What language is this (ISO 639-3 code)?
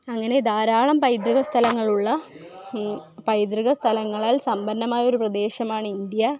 mal